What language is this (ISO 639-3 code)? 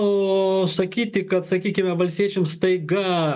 lit